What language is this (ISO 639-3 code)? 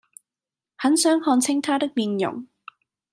yue